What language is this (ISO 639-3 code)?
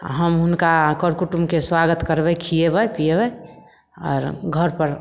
mai